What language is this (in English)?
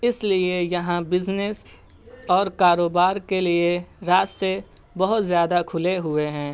Urdu